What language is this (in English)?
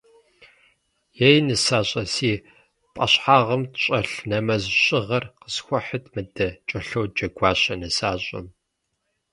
Kabardian